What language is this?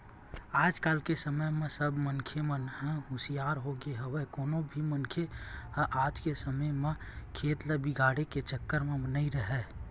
Chhattisgarhi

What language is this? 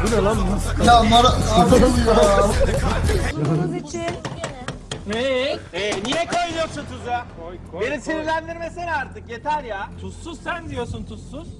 Turkish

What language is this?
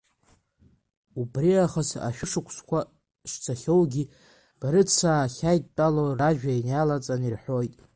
Abkhazian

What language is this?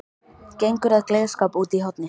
Icelandic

